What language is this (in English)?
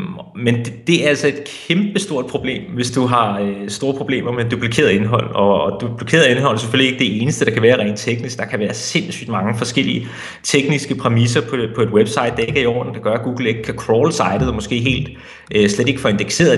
Danish